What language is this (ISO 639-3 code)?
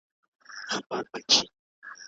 pus